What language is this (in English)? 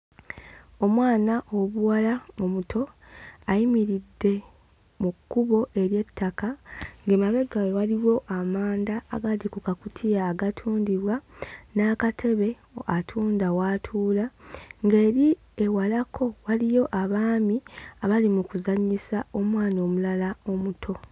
Ganda